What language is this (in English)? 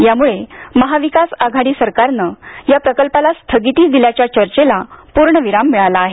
Marathi